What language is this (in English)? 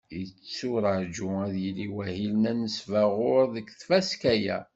Kabyle